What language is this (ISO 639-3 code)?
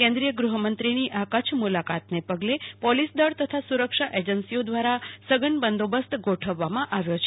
guj